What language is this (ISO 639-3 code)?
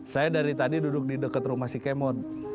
ind